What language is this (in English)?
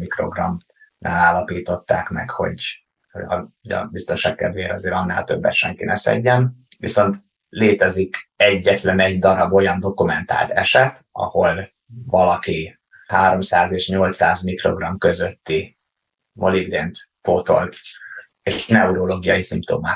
Hungarian